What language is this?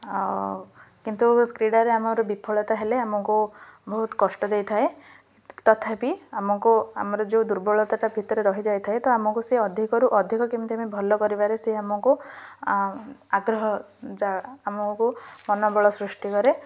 Odia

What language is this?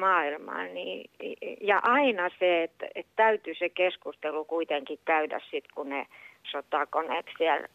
Finnish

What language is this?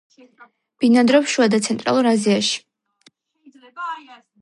Georgian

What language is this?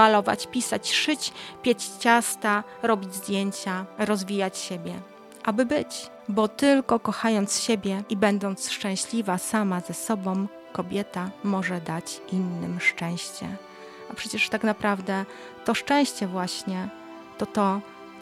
Polish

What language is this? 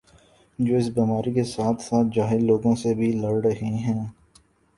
Urdu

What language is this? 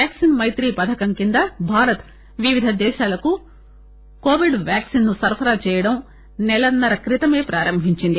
Telugu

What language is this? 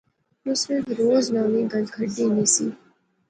Pahari-Potwari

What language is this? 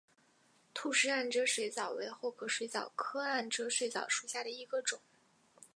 Chinese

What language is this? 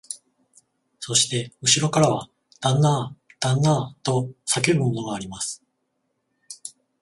Japanese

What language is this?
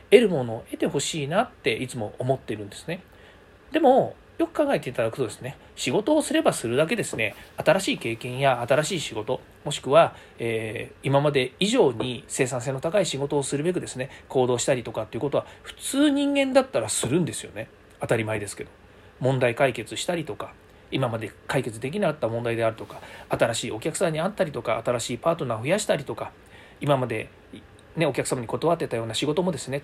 Japanese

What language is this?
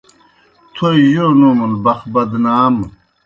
Kohistani Shina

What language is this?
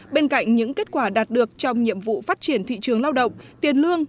Vietnamese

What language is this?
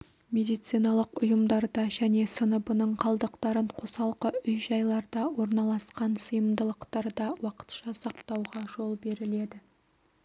Kazakh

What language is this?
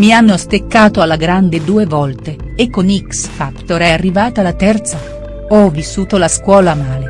Italian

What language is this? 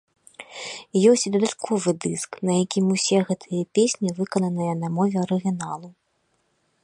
Belarusian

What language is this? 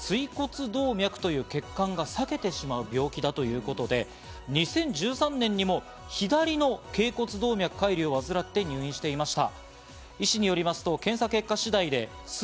Japanese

